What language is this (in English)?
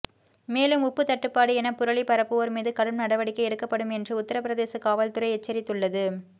Tamil